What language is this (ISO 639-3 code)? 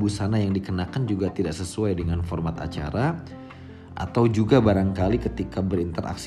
ind